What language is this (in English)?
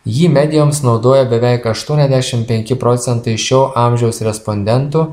Lithuanian